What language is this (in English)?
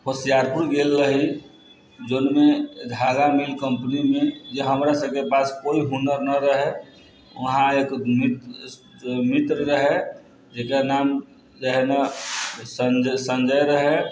Maithili